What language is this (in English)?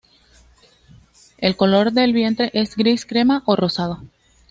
Spanish